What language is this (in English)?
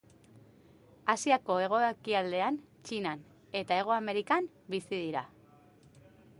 Basque